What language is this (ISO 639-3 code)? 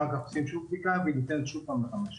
heb